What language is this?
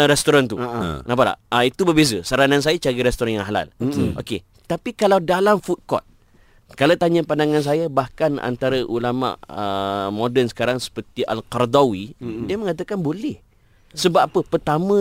Malay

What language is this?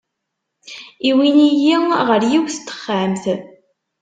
Kabyle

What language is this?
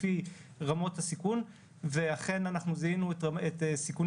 Hebrew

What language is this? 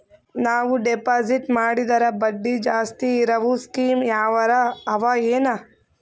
Kannada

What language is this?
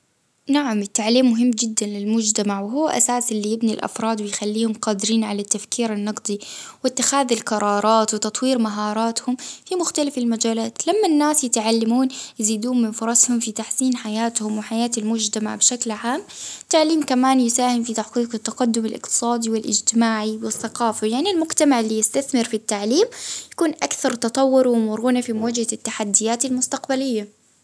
Baharna Arabic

